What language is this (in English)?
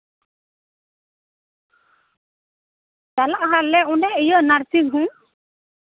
Santali